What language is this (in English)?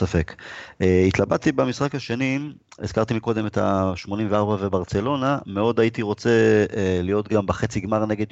Hebrew